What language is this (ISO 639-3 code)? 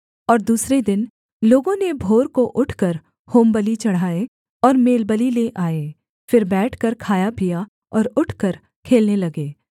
hin